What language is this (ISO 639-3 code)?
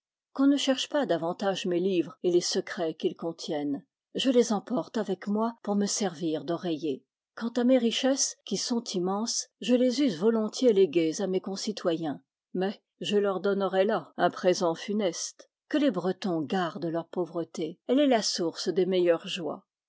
fra